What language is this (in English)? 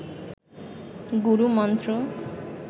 Bangla